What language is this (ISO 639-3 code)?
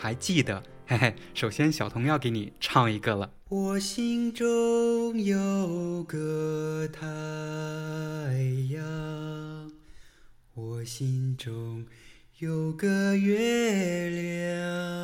zho